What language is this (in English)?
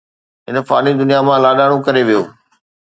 Sindhi